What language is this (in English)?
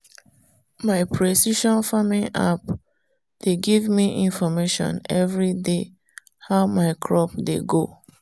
Nigerian Pidgin